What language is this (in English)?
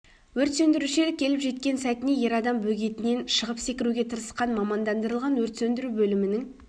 Kazakh